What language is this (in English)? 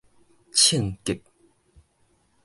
Min Nan Chinese